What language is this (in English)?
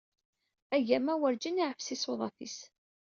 Kabyle